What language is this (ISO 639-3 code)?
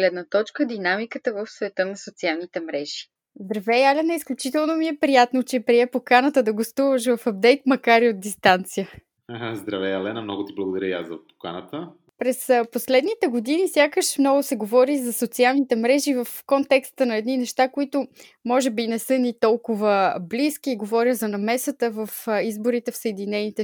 bul